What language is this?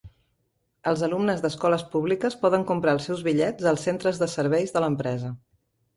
Catalan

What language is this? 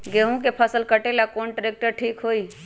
Magahi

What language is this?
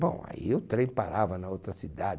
Portuguese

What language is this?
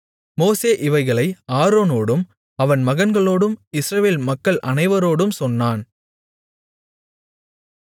Tamil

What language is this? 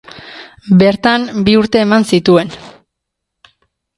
Basque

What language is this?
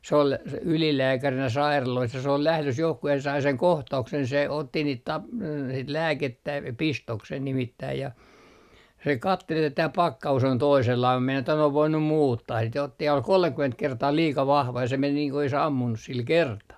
Finnish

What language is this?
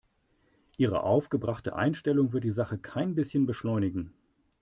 German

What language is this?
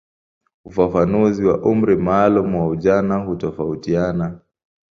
Swahili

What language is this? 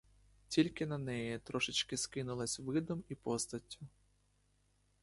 Ukrainian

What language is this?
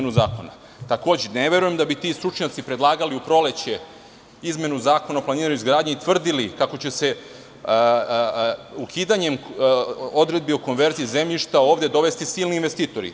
Serbian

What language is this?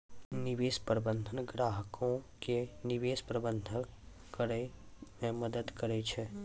Maithili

